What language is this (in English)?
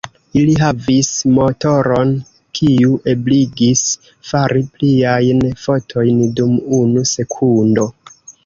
Esperanto